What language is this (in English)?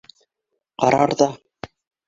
Bashkir